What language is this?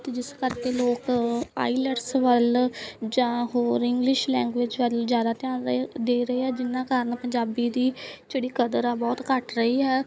Punjabi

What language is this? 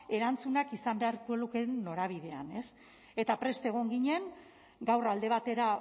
Basque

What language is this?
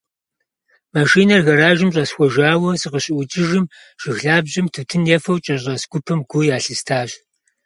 Kabardian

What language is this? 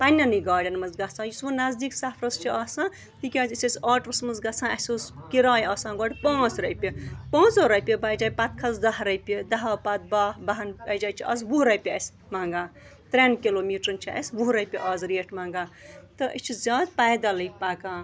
Kashmiri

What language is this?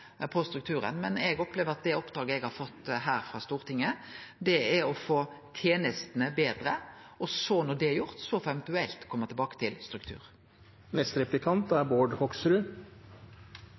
Norwegian Nynorsk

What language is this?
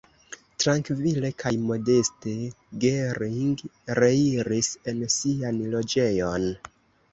Esperanto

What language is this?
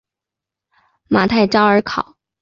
Chinese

